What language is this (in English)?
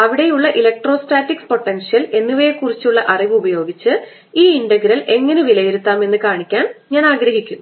Malayalam